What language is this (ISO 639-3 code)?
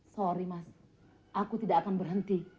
ind